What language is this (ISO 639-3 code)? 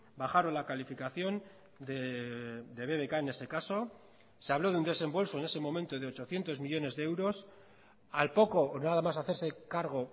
spa